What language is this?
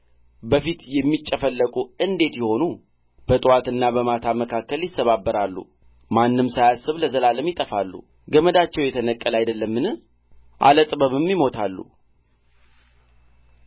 Amharic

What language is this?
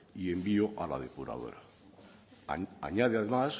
Spanish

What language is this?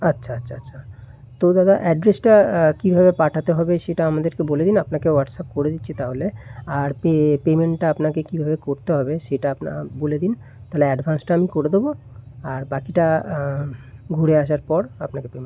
Bangla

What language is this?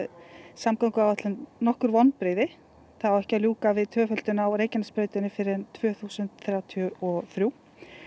Icelandic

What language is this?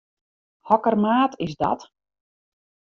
Western Frisian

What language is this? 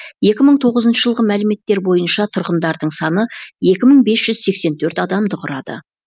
Kazakh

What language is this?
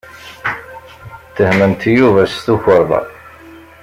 Kabyle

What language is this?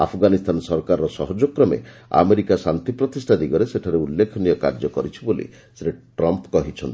Odia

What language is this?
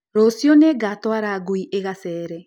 Kikuyu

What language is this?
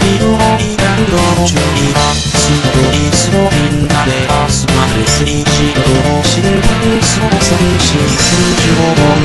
Thai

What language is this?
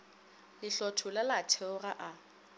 Northern Sotho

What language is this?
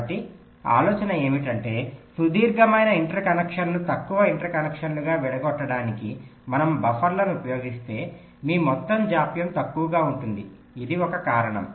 Telugu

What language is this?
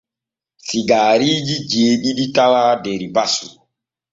Borgu Fulfulde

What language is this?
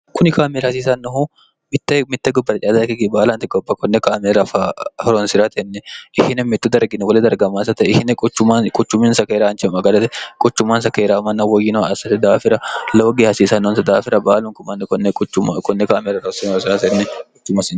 Sidamo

